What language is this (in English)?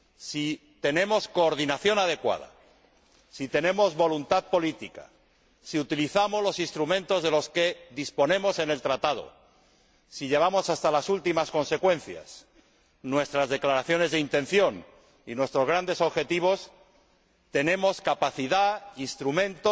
Spanish